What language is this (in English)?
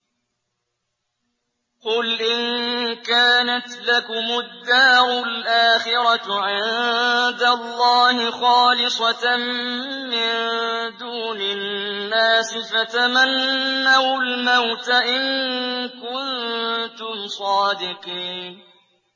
Arabic